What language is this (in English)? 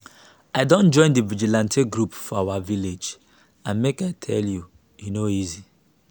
Nigerian Pidgin